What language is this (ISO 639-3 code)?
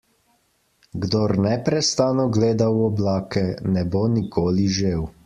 slv